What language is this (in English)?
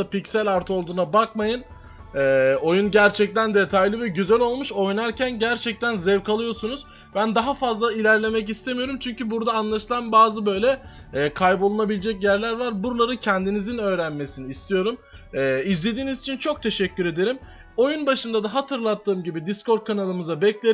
Turkish